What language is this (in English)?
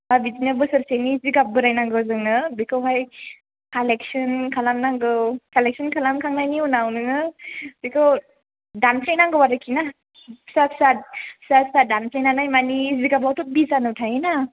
Bodo